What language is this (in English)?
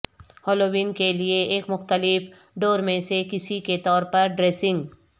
Urdu